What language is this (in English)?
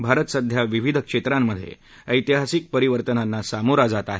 Marathi